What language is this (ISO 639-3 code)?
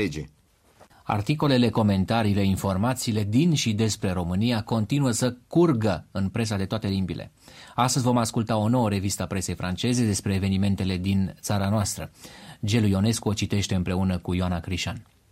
ron